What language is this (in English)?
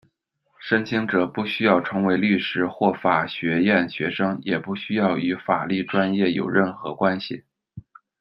Chinese